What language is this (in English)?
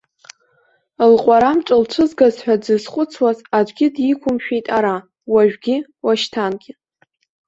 Abkhazian